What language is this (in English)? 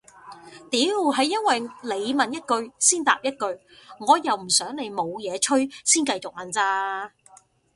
Cantonese